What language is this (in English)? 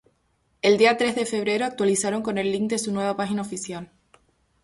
Spanish